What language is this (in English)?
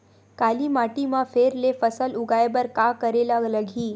Chhattisgarhi